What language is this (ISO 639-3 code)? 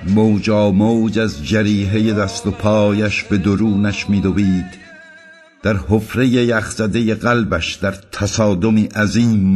fas